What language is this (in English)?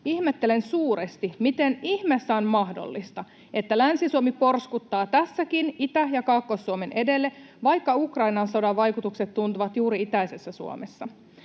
Finnish